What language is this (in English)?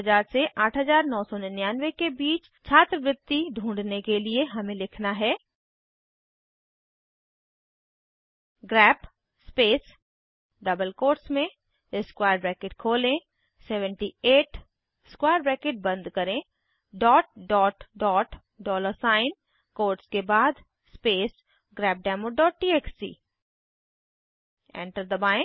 Hindi